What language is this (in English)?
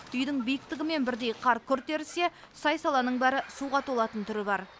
Kazakh